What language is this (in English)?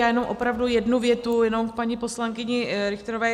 Czech